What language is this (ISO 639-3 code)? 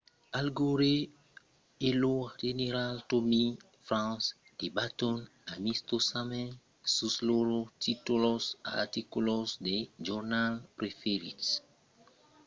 oci